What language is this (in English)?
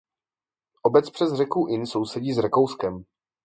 Czech